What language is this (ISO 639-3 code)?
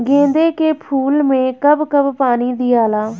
bho